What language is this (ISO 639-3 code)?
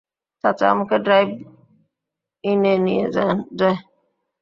ben